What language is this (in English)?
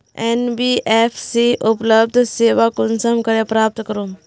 Magahi